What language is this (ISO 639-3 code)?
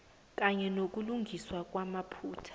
nbl